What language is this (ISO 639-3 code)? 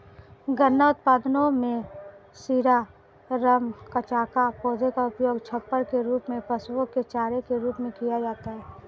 hin